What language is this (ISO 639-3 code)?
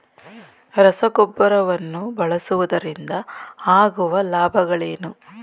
kan